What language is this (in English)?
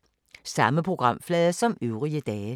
Danish